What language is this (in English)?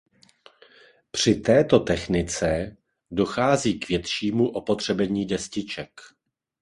Czech